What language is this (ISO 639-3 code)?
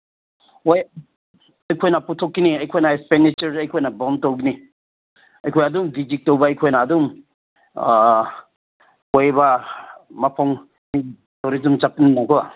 mni